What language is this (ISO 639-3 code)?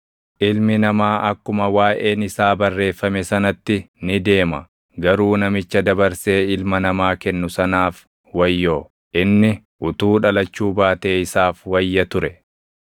orm